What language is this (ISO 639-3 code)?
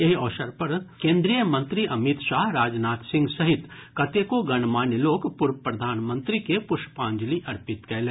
mai